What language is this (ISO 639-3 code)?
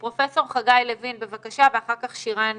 heb